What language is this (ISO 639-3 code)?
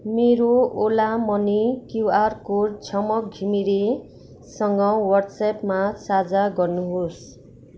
nep